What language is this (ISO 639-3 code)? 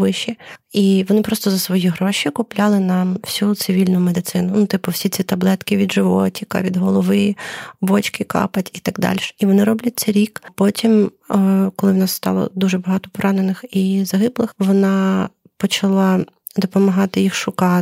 ukr